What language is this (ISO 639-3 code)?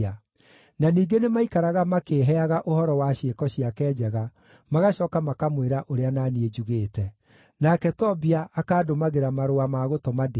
kik